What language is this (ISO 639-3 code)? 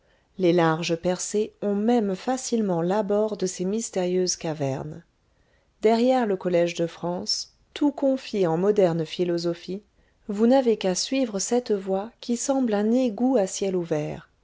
fra